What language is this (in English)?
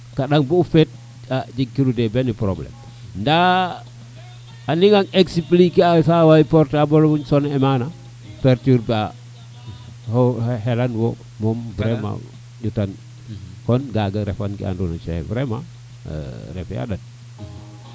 Serer